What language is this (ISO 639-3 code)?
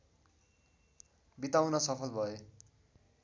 nep